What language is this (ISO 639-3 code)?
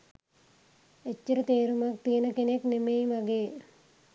sin